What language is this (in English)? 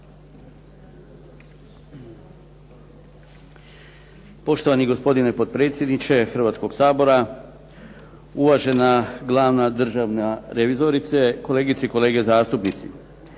Croatian